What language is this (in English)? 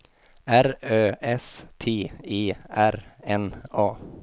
Swedish